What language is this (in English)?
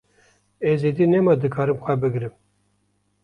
Kurdish